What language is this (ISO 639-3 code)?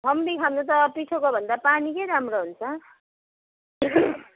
nep